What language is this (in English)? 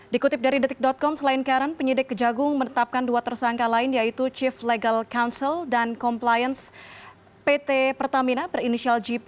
Indonesian